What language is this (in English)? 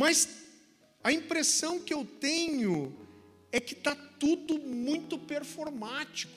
Portuguese